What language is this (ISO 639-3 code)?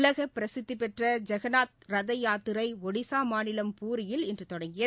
tam